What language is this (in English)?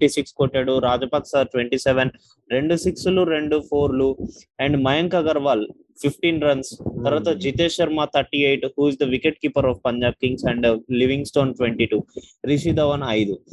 Telugu